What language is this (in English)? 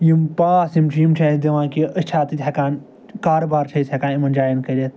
Kashmiri